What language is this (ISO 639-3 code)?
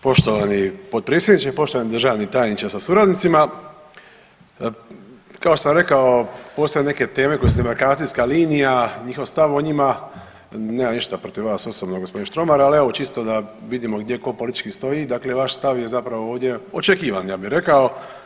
hrv